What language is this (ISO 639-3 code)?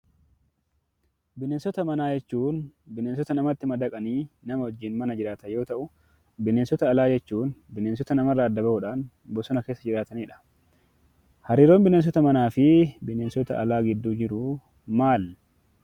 orm